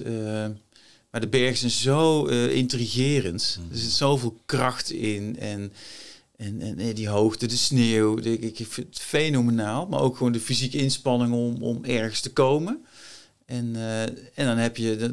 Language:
Dutch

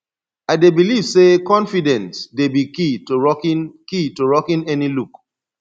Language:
Nigerian Pidgin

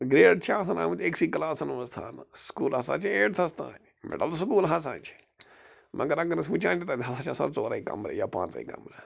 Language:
Kashmiri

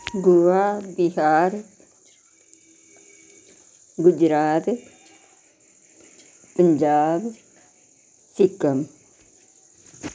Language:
Dogri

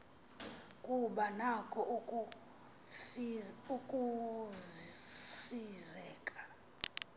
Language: Xhosa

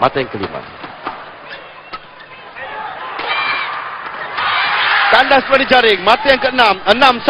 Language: Malay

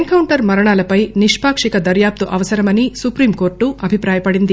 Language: Telugu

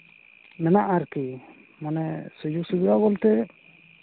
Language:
Santali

